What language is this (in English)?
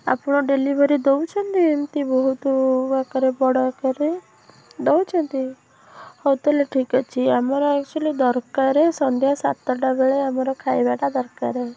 Odia